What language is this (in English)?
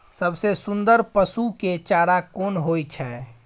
Maithili